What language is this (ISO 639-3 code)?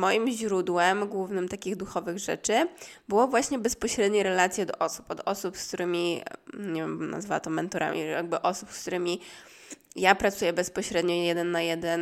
pol